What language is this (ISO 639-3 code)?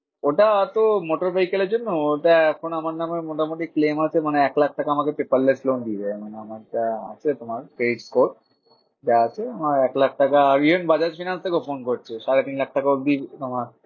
ben